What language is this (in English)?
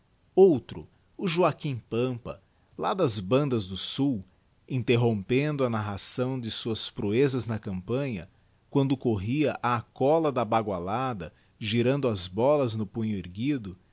Portuguese